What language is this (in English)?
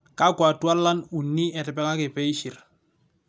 Masai